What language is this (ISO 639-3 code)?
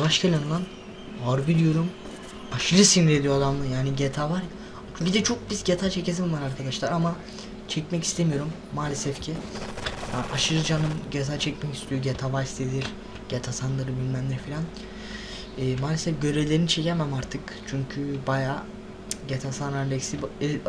tur